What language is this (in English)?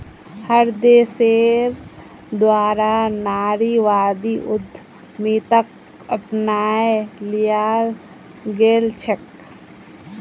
Magahi